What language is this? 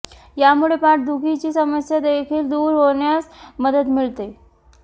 Marathi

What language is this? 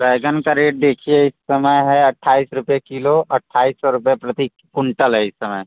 Hindi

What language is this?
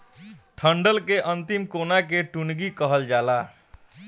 Bhojpuri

